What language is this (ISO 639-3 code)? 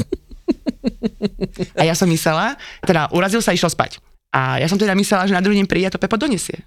slk